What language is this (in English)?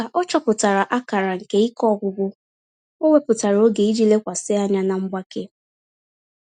Igbo